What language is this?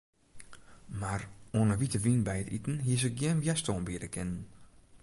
Western Frisian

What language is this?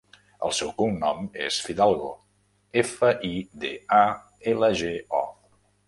Catalan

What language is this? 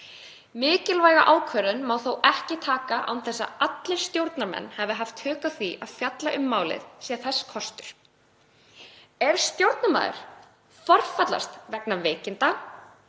Icelandic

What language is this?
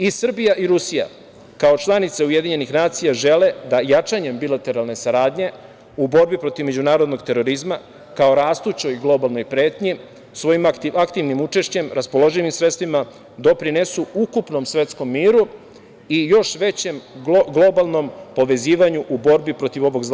Serbian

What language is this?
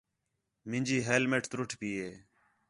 Khetrani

